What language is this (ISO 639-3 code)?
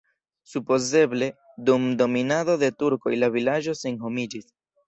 epo